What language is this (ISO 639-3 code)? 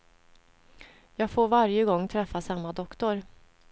swe